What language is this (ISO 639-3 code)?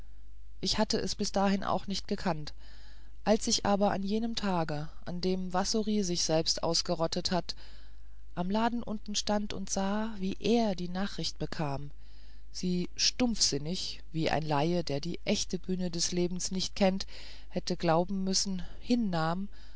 deu